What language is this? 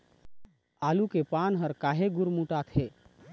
Chhattisgarhi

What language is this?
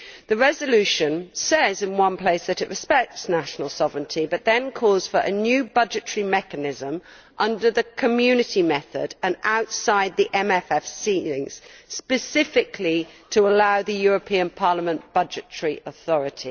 English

